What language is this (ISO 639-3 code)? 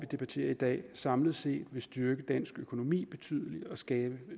dan